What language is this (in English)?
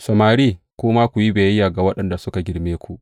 Hausa